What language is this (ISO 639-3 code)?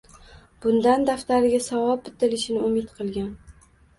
uzb